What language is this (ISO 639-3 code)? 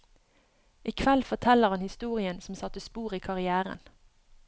nor